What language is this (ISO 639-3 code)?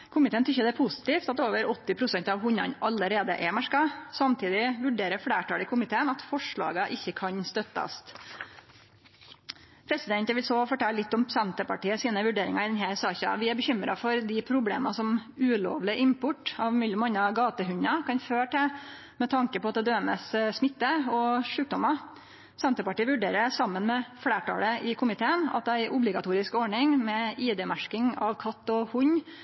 nno